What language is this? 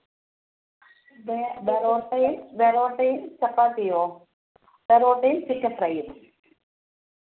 Malayalam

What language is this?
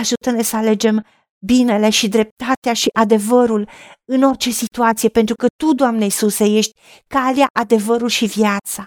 Romanian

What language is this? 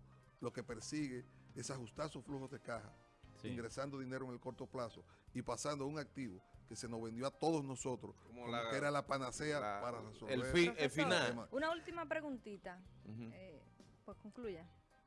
Spanish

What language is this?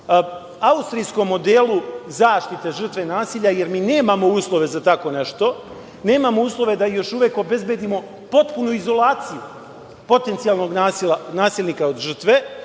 Serbian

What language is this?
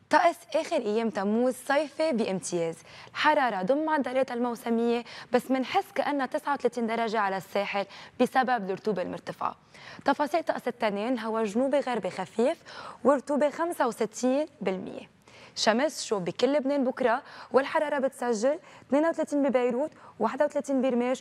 Arabic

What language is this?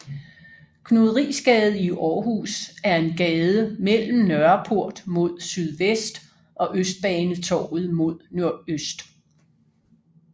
Danish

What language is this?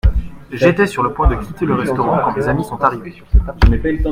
French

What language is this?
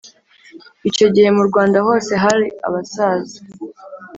Kinyarwanda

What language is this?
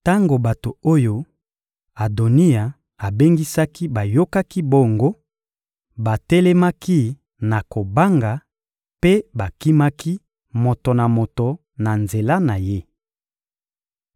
Lingala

